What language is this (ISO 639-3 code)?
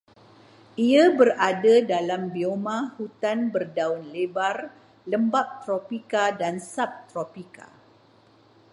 msa